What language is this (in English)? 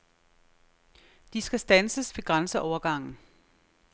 Danish